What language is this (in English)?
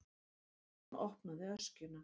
Icelandic